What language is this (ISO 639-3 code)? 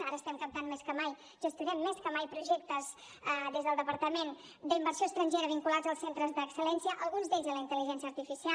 cat